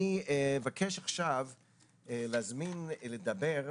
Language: Hebrew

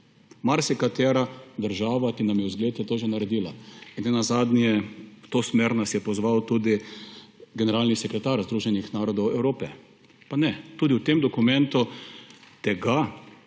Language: Slovenian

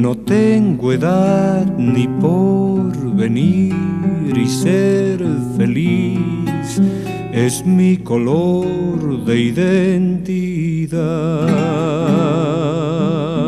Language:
Spanish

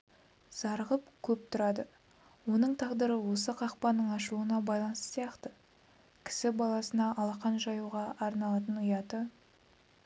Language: Kazakh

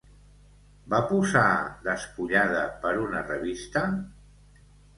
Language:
Catalan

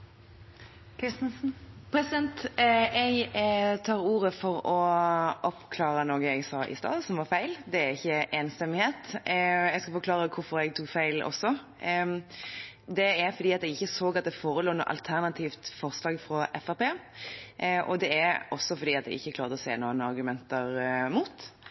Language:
Norwegian Bokmål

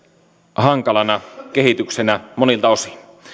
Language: Finnish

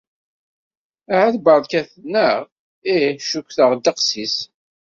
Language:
Kabyle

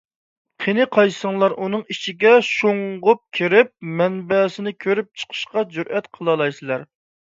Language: Uyghur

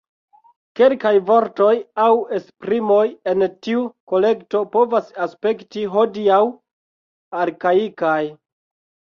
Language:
Esperanto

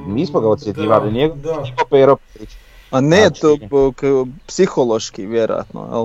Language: Croatian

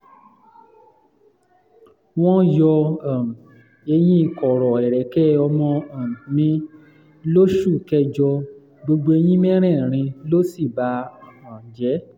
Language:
Yoruba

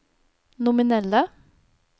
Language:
Norwegian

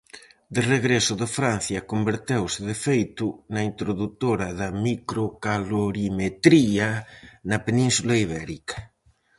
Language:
Galician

